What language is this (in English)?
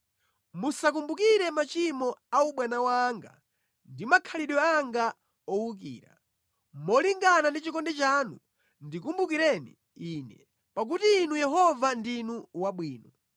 Nyanja